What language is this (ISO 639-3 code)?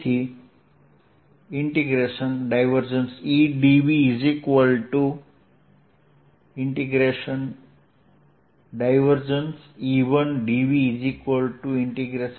guj